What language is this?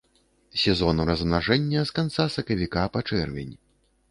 Belarusian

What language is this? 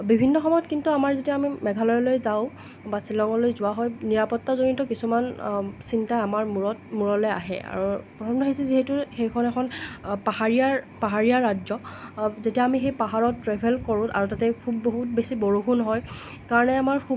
Assamese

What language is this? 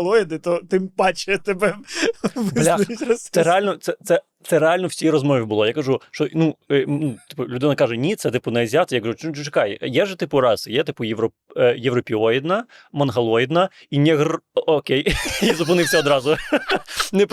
Ukrainian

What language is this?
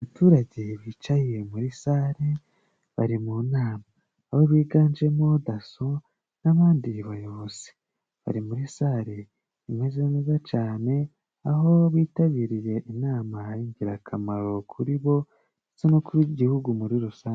Kinyarwanda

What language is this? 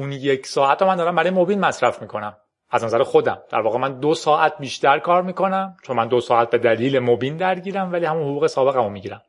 Persian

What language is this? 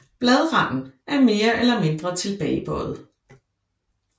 Danish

